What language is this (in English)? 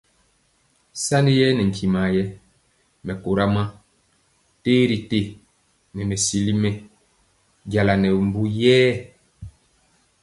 Mpiemo